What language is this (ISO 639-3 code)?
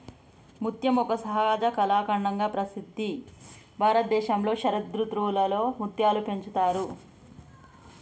tel